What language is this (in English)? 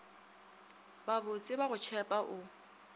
Northern Sotho